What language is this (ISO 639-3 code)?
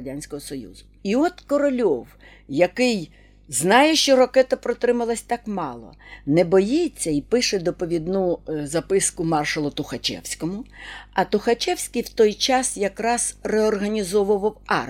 ukr